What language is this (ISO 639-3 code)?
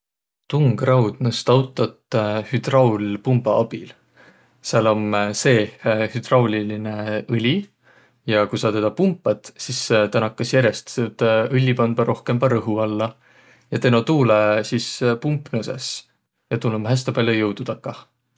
vro